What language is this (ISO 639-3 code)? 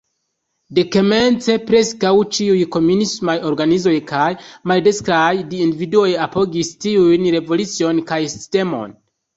epo